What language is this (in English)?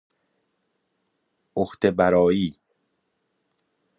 Persian